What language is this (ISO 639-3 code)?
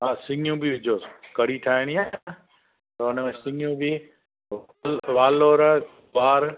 snd